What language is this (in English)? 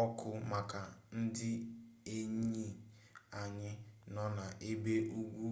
Igbo